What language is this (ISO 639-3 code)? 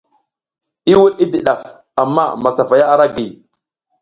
giz